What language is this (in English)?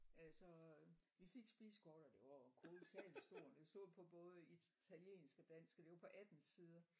Danish